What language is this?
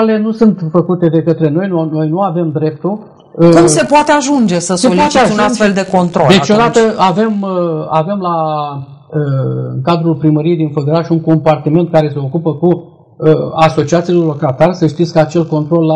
Romanian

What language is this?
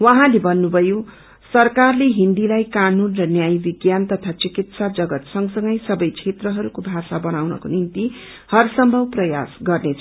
Nepali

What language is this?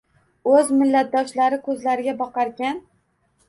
Uzbek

